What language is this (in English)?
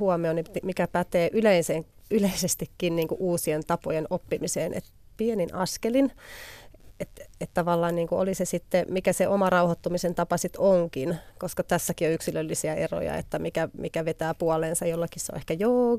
Finnish